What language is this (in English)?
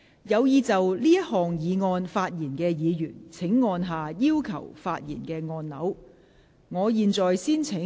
Cantonese